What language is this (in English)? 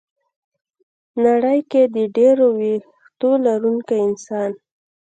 Pashto